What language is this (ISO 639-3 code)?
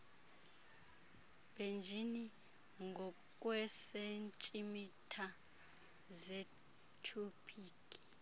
xho